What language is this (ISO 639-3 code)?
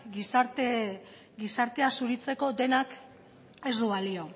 eus